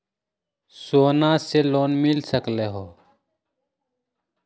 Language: Magahi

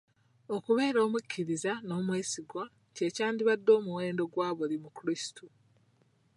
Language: Ganda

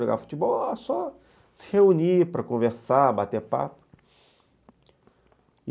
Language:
Portuguese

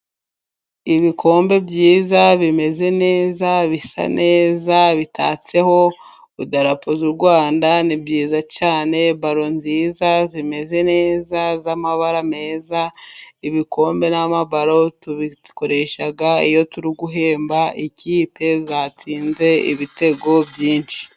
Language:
Kinyarwanda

